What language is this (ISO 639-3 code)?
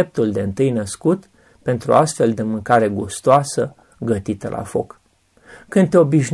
ron